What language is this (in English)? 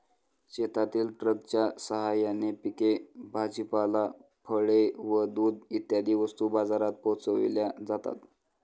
Marathi